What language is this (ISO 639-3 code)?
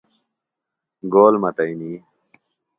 phl